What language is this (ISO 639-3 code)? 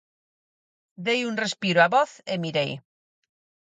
glg